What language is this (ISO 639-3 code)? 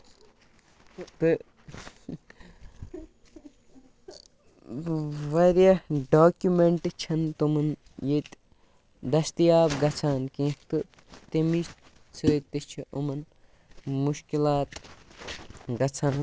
kas